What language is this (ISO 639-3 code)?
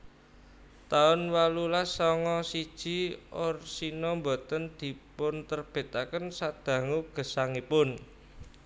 jav